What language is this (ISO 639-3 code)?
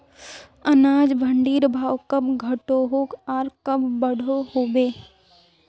mag